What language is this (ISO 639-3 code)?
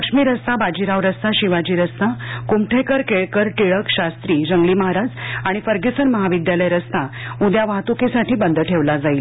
mar